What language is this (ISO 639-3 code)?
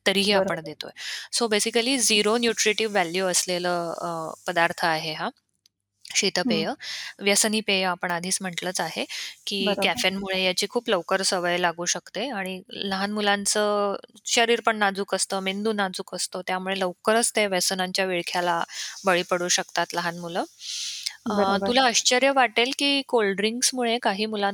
mar